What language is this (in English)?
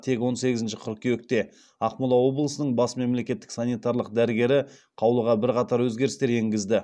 Kazakh